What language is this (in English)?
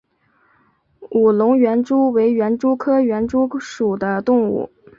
Chinese